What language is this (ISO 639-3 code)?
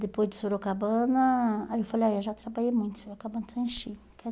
por